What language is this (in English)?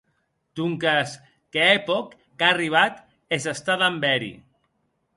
Occitan